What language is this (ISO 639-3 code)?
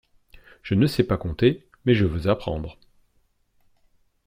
fra